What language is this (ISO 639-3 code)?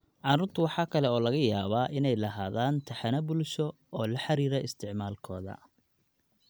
som